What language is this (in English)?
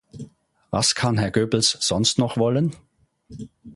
German